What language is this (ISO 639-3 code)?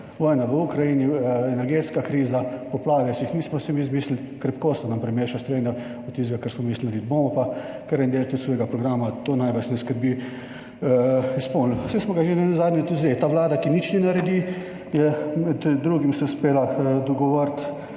slv